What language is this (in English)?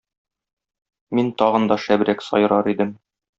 Tatar